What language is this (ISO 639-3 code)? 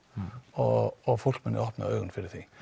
isl